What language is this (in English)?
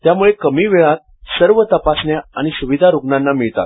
Marathi